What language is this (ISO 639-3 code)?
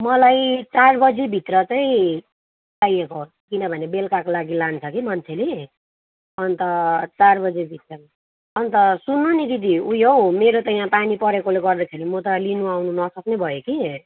nep